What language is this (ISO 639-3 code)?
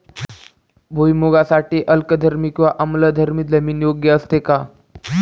mar